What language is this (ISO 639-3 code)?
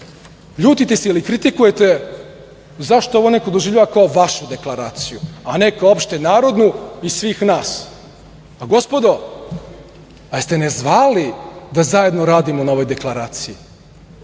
srp